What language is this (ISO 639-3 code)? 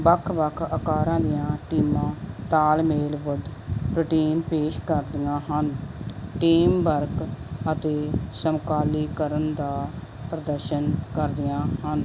pan